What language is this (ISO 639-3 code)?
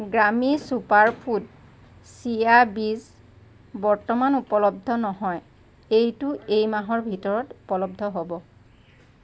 asm